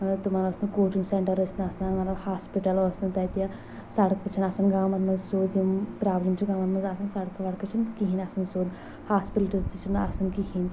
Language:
Kashmiri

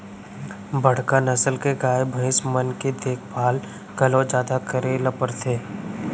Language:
Chhattisgarhi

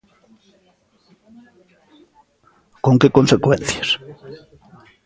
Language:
Galician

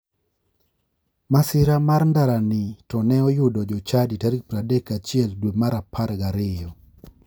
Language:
Luo (Kenya and Tanzania)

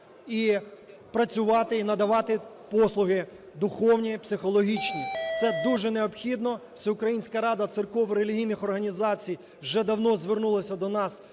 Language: Ukrainian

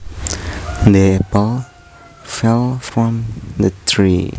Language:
Javanese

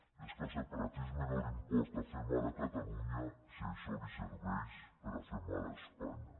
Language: Catalan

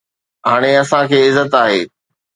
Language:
Sindhi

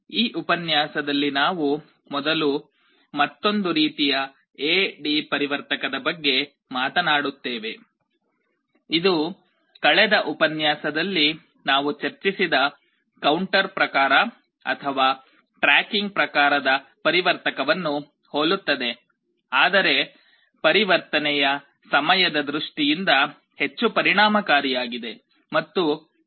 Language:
Kannada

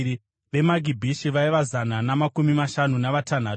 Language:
Shona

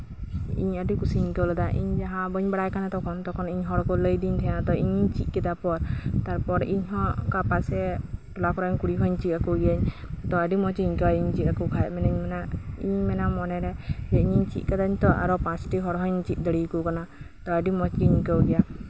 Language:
Santali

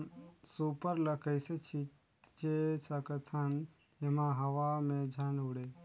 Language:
Chhattisgarhi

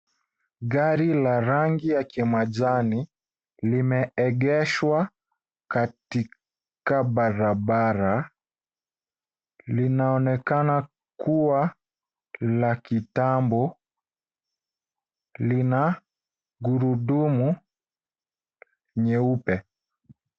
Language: Swahili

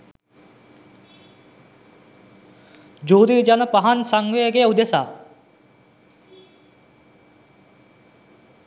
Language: Sinhala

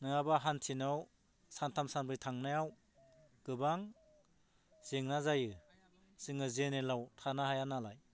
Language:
Bodo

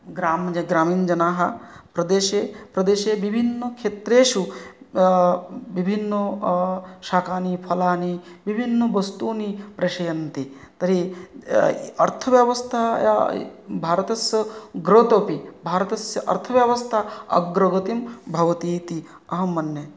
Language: Sanskrit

